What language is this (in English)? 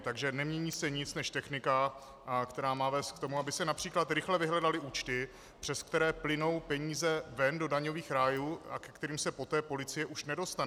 Czech